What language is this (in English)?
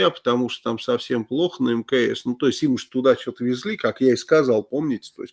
Russian